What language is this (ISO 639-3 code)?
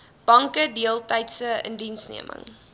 afr